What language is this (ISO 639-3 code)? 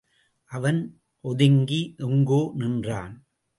tam